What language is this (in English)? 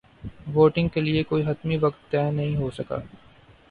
Urdu